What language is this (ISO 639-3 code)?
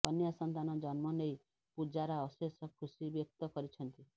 ori